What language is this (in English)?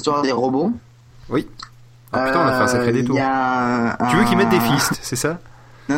French